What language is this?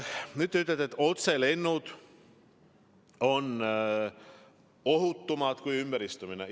Estonian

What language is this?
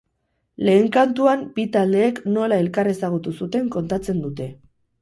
Basque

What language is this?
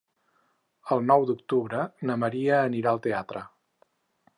Catalan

